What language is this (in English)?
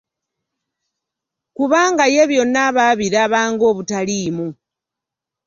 Ganda